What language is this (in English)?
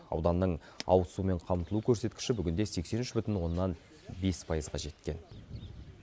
Kazakh